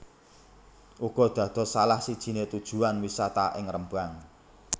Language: Javanese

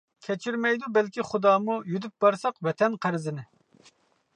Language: Uyghur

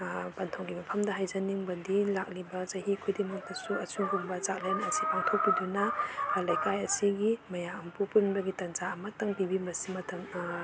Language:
Manipuri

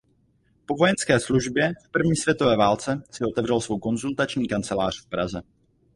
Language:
Czech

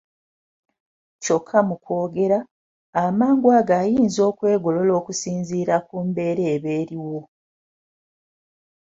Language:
Ganda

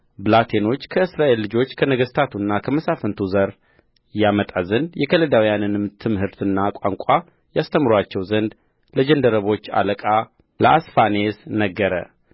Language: Amharic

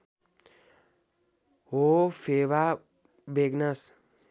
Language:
Nepali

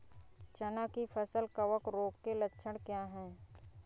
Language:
Hindi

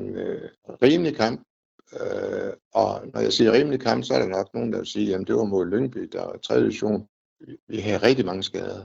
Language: Danish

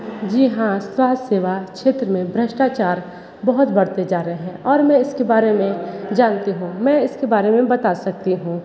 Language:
Hindi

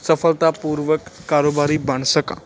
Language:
Punjabi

